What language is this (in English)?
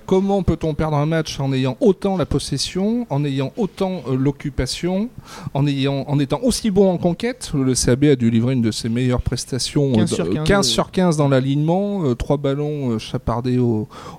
French